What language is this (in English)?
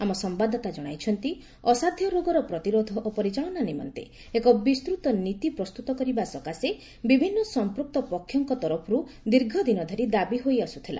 Odia